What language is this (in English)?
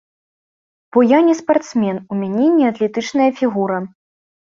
Belarusian